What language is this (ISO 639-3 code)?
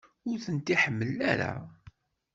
kab